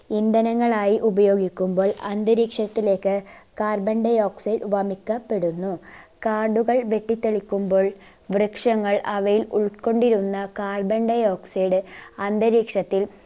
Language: Malayalam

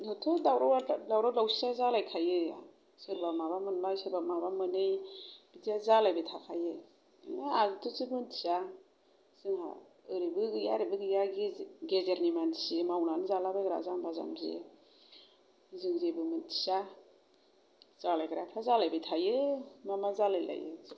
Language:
Bodo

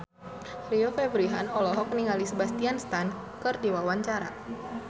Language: Sundanese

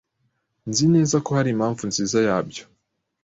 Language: Kinyarwanda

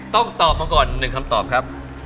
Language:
Thai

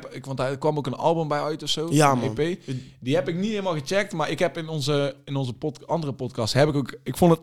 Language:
Dutch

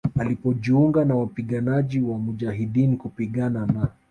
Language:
Swahili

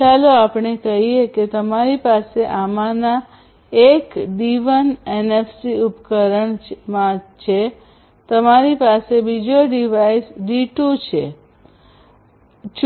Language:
Gujarati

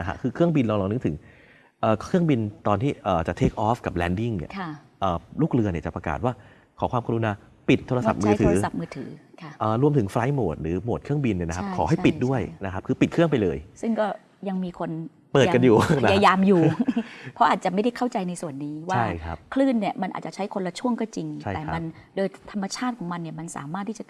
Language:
Thai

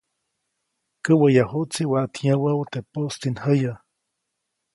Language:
Copainalá Zoque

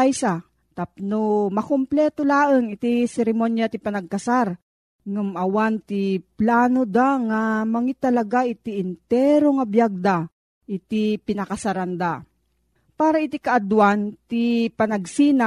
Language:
Filipino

